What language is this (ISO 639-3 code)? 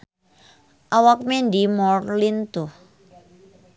sun